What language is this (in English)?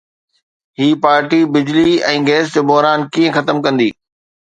Sindhi